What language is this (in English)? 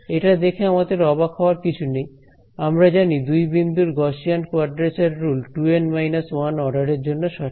Bangla